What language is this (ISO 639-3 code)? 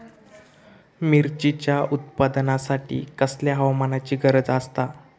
mar